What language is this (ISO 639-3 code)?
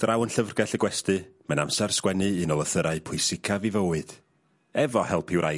cym